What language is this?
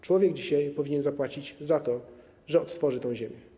Polish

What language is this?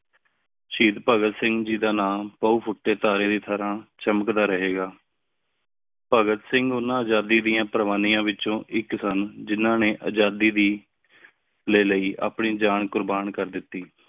Punjabi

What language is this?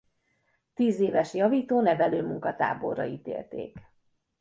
Hungarian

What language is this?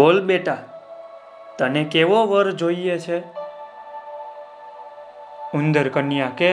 Gujarati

